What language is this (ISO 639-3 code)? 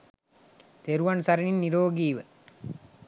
sin